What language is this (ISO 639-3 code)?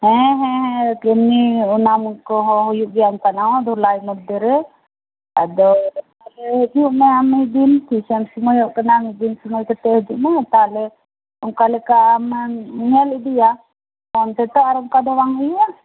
sat